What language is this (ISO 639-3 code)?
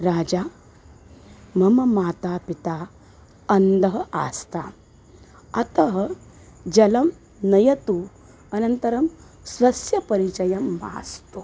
san